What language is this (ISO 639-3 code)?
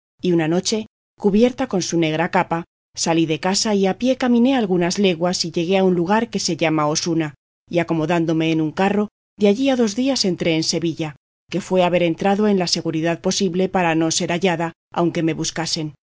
spa